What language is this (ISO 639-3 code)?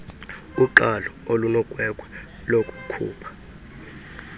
xho